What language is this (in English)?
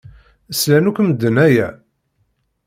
Kabyle